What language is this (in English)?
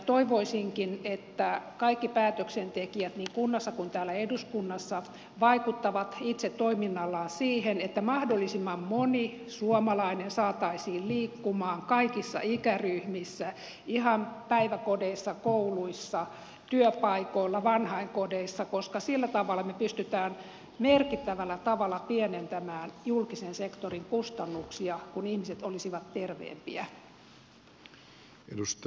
Finnish